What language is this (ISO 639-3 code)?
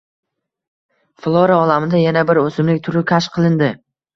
uzb